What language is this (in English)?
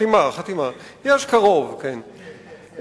Hebrew